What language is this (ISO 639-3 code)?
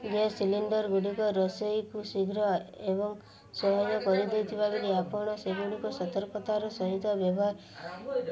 ori